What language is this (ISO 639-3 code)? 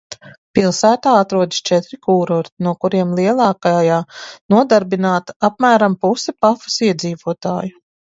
lav